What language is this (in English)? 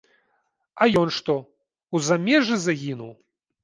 Belarusian